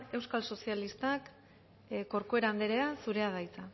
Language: Basque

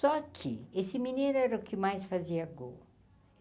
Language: Portuguese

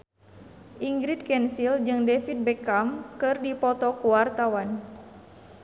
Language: Sundanese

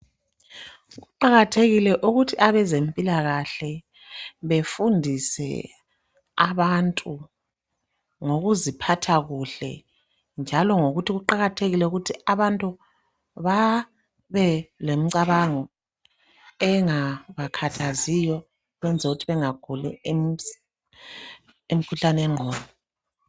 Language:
North Ndebele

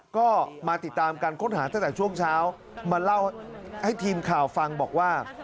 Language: Thai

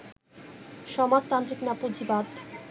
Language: Bangla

